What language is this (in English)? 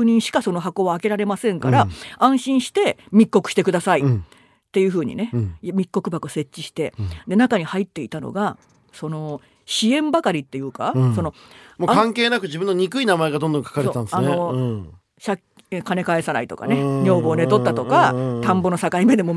Japanese